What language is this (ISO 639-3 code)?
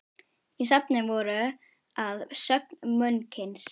isl